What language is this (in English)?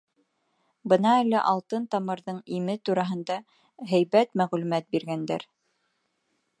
Bashkir